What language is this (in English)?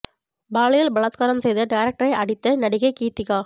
Tamil